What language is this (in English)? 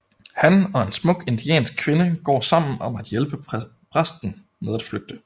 Danish